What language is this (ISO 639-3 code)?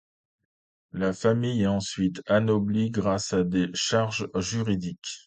fra